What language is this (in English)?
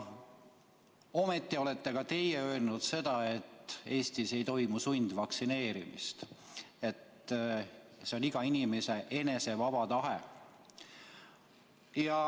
Estonian